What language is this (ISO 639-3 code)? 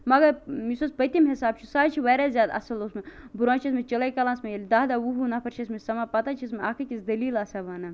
kas